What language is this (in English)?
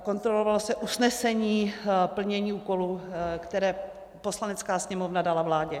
Czech